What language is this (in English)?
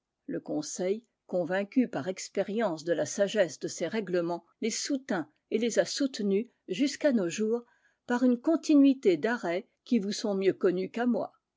French